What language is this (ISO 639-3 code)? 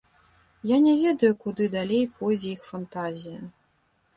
bel